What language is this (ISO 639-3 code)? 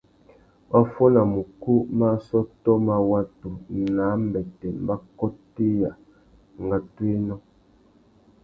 bag